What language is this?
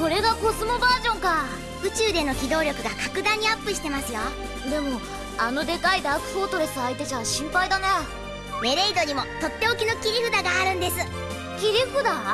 Japanese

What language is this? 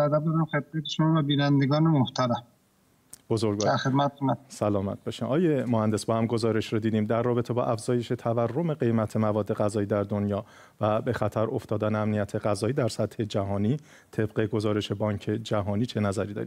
Persian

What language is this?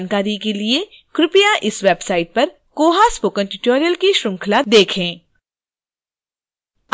Hindi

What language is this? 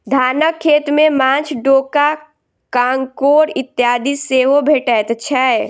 Maithili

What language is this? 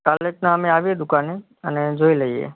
Gujarati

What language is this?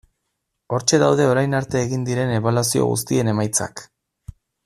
Basque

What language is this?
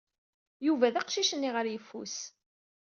Kabyle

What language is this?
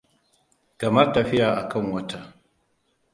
Hausa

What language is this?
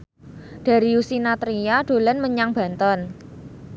Javanese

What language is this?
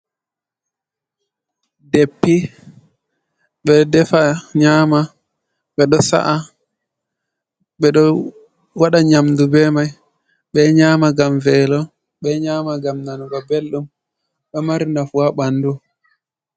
Fula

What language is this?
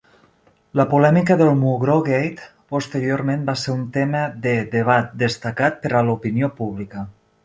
Catalan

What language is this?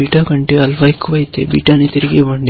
Telugu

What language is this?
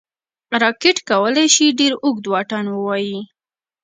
Pashto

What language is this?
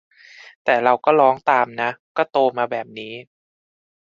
Thai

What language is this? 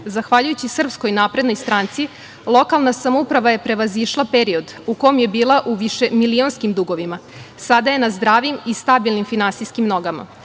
Serbian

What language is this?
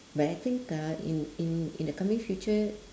English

